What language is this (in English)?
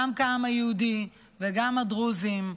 Hebrew